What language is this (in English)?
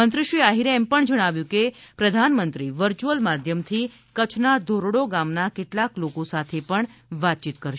Gujarati